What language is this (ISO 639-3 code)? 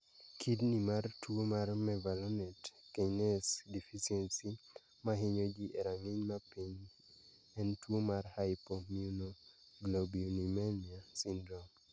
luo